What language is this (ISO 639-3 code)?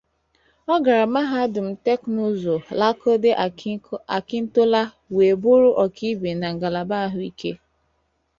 ibo